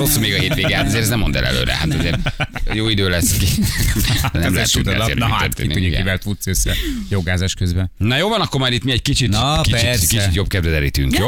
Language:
Hungarian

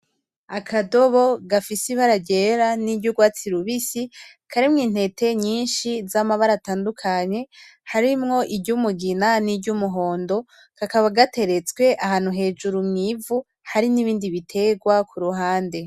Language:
Rundi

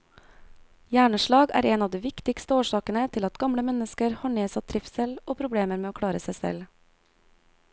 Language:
Norwegian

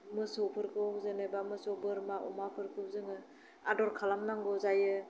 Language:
Bodo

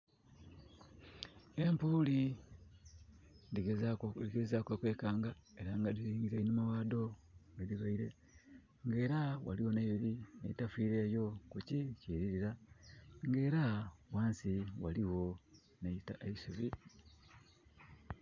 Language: Soga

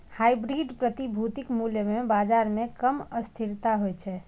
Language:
Maithili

